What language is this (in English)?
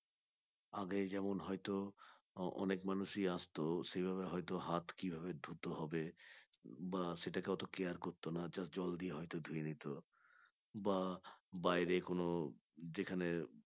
Bangla